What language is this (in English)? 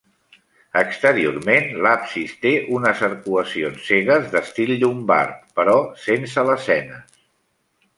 Catalan